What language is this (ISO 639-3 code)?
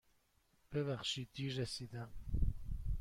fas